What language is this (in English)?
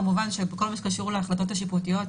Hebrew